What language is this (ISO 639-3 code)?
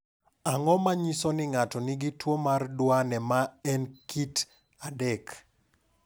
luo